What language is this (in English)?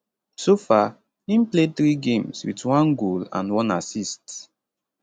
Nigerian Pidgin